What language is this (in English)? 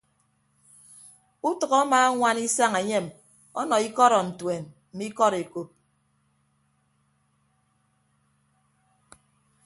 Ibibio